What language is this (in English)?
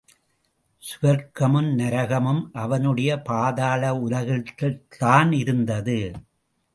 Tamil